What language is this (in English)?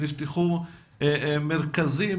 Hebrew